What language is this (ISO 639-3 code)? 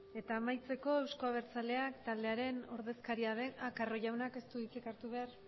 eus